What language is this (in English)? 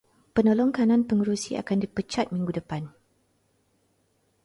Malay